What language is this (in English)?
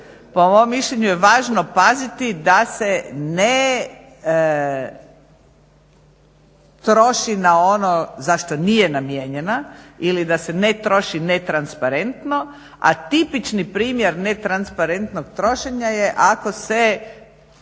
Croatian